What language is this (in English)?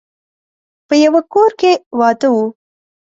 Pashto